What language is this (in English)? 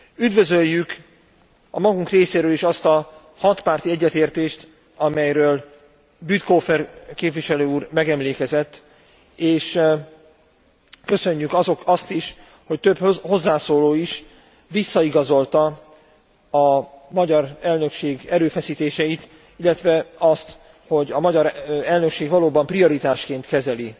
Hungarian